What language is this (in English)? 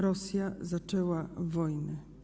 Polish